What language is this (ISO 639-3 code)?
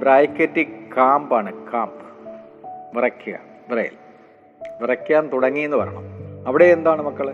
mal